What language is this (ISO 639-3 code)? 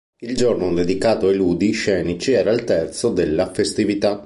ita